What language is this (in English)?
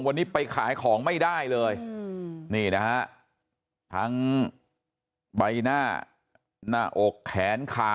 Thai